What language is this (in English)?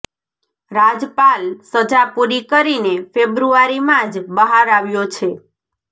Gujarati